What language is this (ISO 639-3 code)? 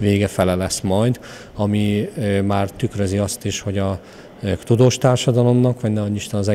hun